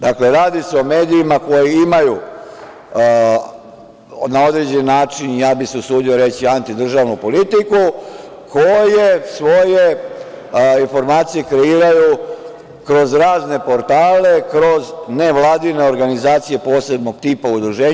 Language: Serbian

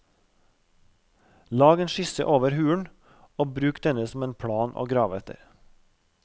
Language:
Norwegian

